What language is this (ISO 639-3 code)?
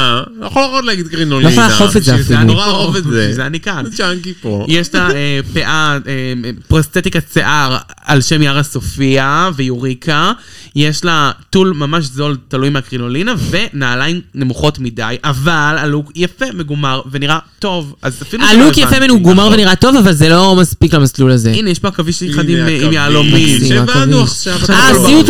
heb